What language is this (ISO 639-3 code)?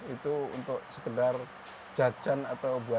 ind